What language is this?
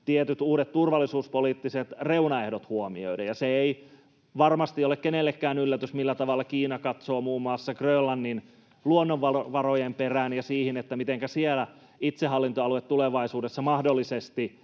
Finnish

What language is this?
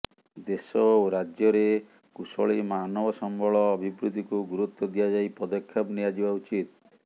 Odia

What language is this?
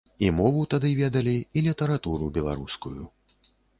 Belarusian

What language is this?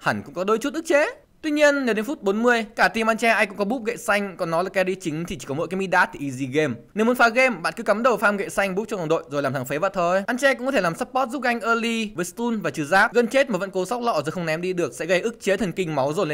Vietnamese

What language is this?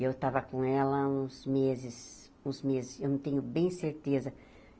Portuguese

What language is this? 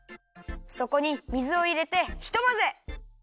Japanese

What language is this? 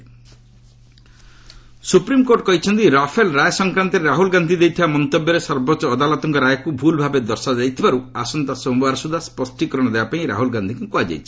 Odia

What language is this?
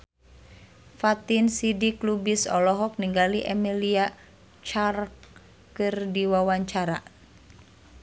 Sundanese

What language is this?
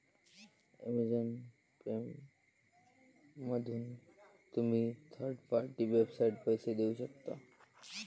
Marathi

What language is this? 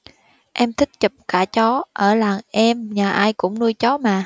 Vietnamese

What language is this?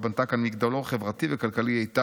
Hebrew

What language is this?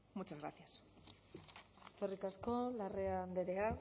Basque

